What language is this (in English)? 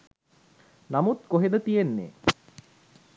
Sinhala